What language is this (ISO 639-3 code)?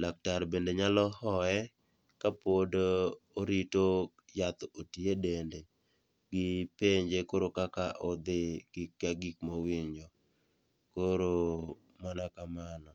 luo